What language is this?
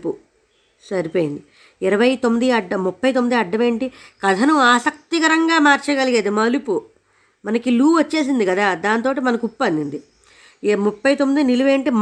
Telugu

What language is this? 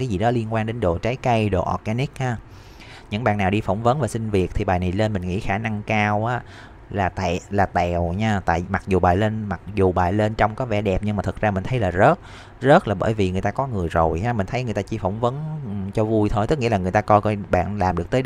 Vietnamese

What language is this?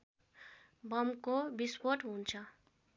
Nepali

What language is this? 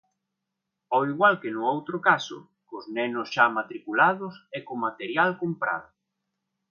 Galician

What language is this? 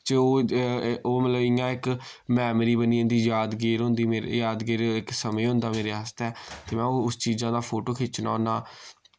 Dogri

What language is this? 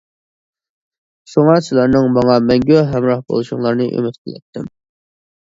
Uyghur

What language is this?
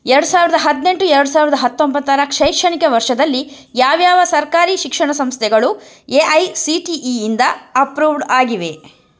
Kannada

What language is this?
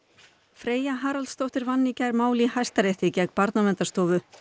Icelandic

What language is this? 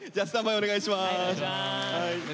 Japanese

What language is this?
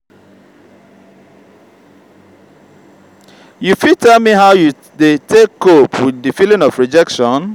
Nigerian Pidgin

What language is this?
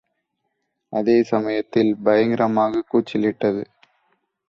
Tamil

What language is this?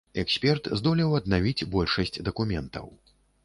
Belarusian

